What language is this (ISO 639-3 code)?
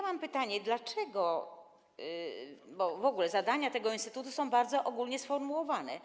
pol